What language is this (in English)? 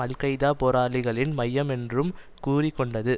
Tamil